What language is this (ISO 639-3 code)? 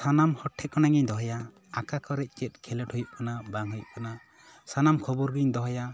sat